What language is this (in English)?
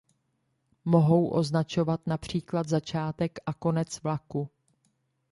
Czech